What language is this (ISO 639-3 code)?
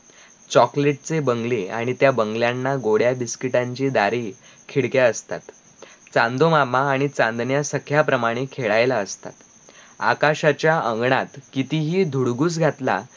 mar